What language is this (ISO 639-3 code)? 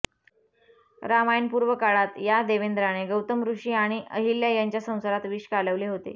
mar